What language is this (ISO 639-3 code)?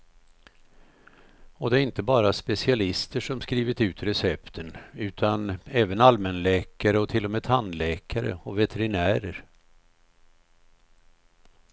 swe